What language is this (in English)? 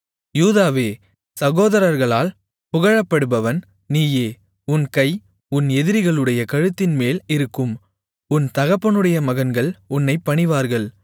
Tamil